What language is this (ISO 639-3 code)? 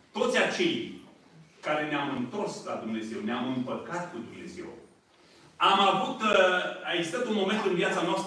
ron